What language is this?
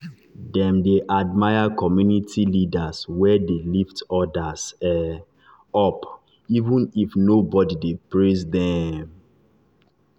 Nigerian Pidgin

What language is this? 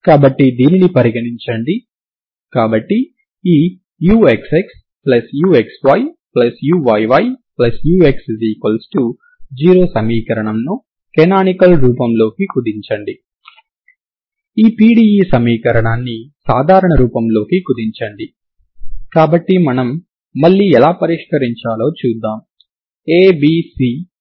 Telugu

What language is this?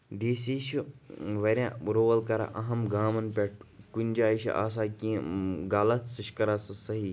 Kashmiri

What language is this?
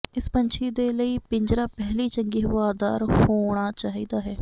Punjabi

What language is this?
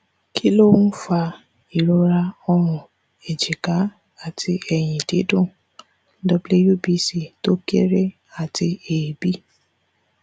Yoruba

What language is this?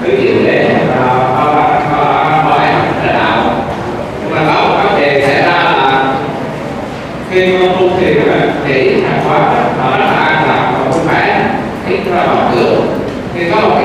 Vietnamese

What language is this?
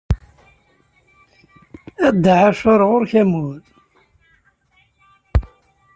Kabyle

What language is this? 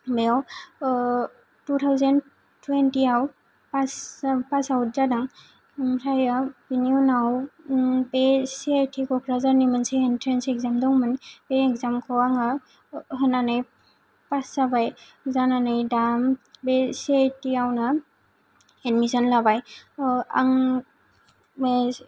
Bodo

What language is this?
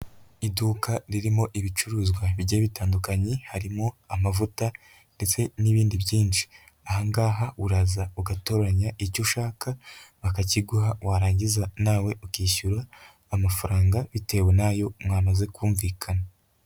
Kinyarwanda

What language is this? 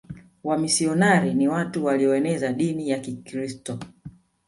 Swahili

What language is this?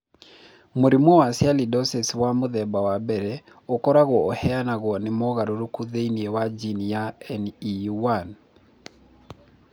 Kikuyu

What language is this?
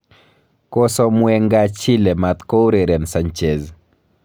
Kalenjin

